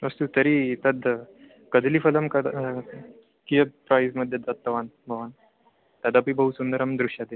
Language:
Sanskrit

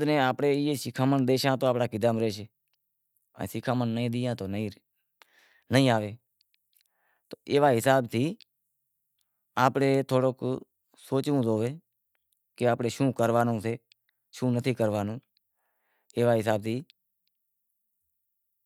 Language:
Wadiyara Koli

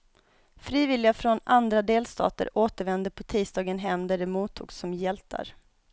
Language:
Swedish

